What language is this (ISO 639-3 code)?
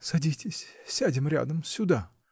rus